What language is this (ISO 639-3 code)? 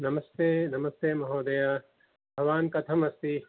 san